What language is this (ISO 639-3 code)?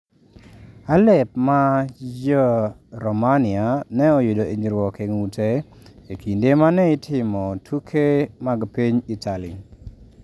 luo